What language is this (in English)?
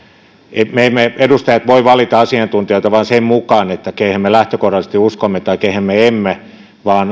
Finnish